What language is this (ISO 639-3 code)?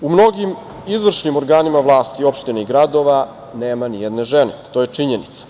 srp